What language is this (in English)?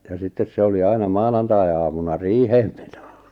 Finnish